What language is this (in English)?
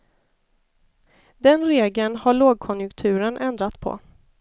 Swedish